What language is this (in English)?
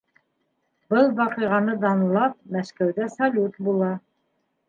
Bashkir